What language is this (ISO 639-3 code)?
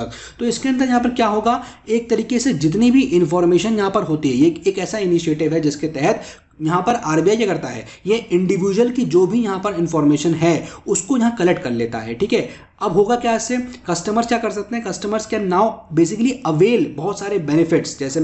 hin